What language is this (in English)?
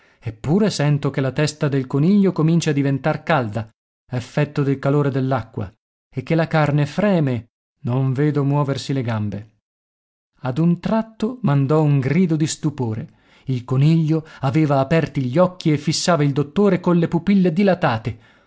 Italian